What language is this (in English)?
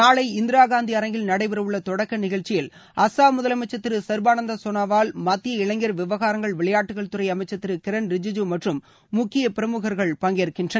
Tamil